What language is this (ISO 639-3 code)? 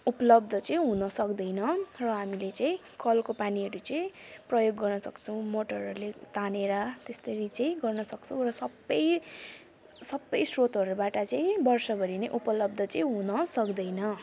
nep